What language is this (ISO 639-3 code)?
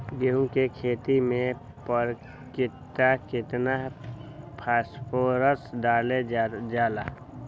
mag